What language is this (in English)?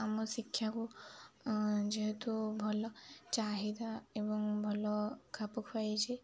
Odia